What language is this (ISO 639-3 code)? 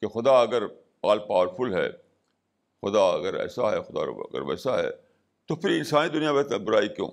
urd